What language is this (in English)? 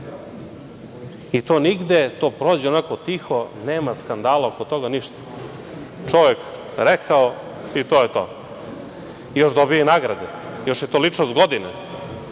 Serbian